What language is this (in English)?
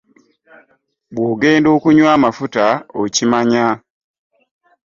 Ganda